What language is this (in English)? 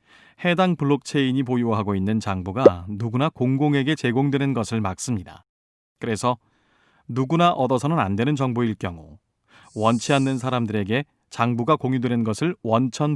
Korean